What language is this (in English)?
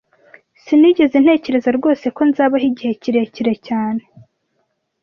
Kinyarwanda